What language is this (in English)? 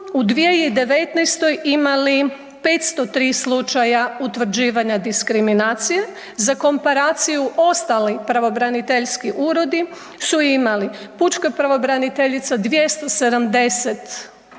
Croatian